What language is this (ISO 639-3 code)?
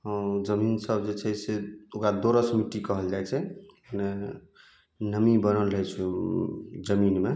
mai